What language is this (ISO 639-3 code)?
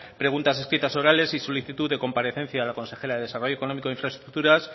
spa